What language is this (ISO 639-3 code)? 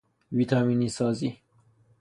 fas